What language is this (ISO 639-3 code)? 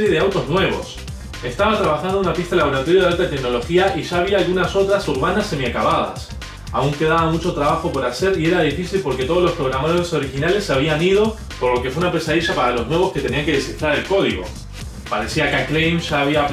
spa